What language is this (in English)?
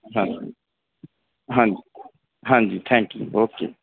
Punjabi